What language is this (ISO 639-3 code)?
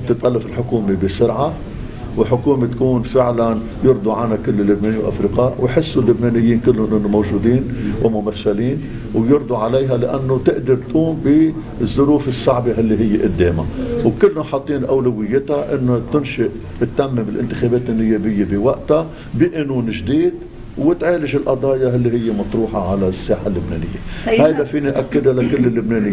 ara